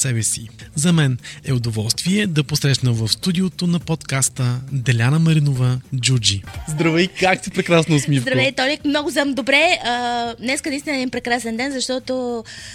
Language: Bulgarian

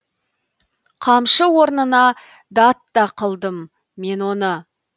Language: Kazakh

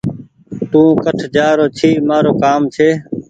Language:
Goaria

